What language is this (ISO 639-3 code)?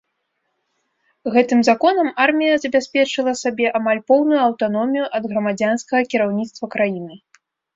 bel